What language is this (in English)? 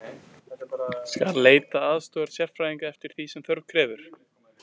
Icelandic